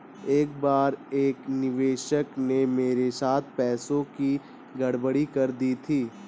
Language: Hindi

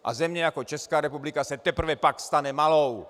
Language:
Czech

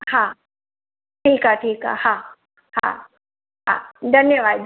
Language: Sindhi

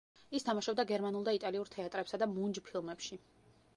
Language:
Georgian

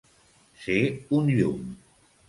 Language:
Catalan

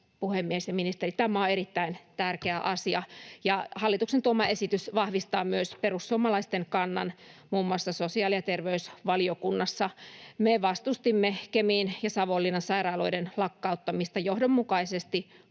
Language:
Finnish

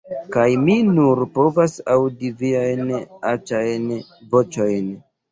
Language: Esperanto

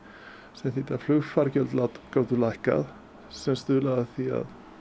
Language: Icelandic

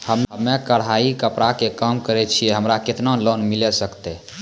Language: Maithili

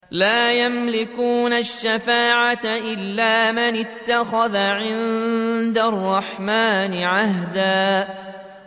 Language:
Arabic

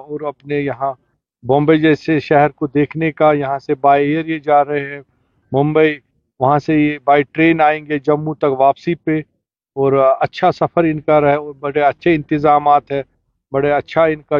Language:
Urdu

